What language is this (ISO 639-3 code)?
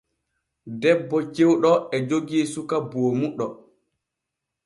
fue